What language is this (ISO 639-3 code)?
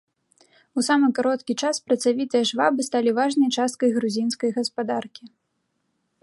bel